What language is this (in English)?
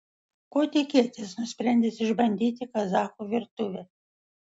Lithuanian